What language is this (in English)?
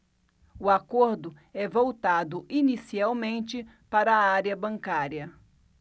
Portuguese